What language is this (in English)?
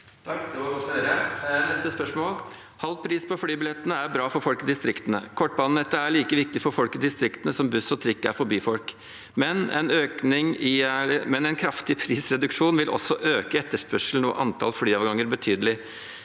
Norwegian